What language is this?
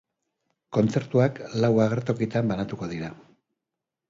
Basque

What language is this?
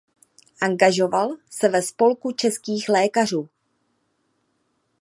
Czech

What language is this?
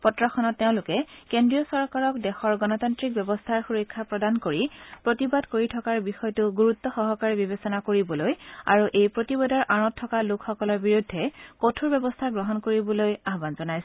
Assamese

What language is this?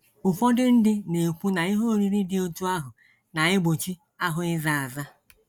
Igbo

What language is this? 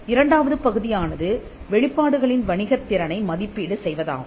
Tamil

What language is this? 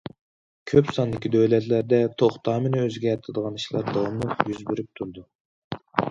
Uyghur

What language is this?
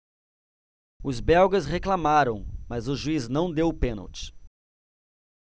Portuguese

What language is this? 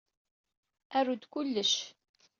Kabyle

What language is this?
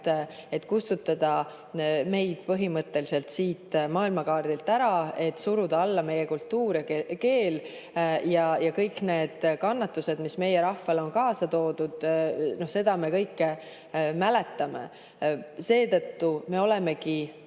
Estonian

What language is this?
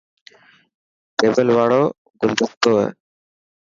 Dhatki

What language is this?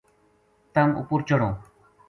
Gujari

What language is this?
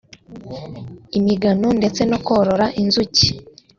Kinyarwanda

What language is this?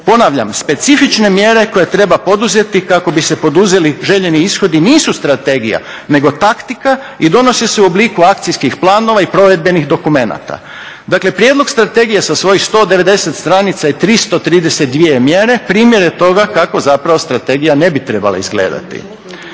Croatian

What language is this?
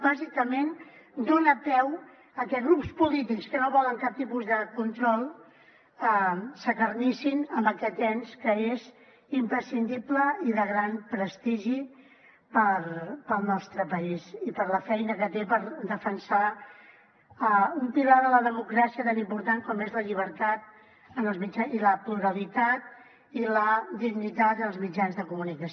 Catalan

